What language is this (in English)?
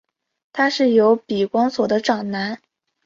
Chinese